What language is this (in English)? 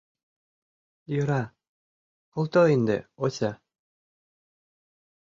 Mari